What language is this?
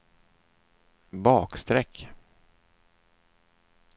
Swedish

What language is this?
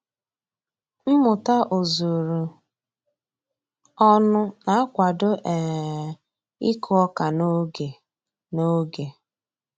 Igbo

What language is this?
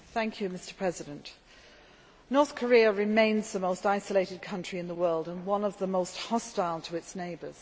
English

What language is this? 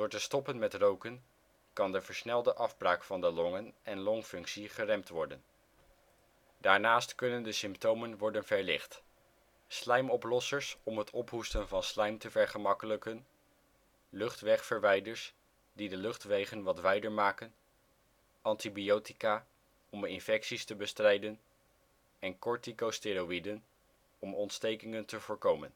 Dutch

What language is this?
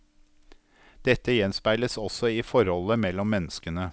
Norwegian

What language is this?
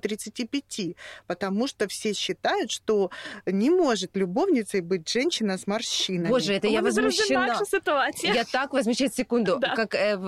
Russian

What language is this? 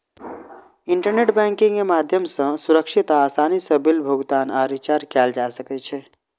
Maithili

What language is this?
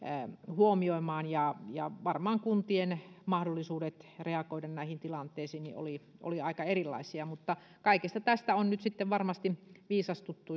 Finnish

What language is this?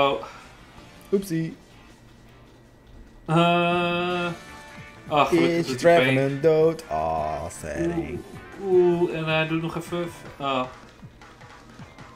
Dutch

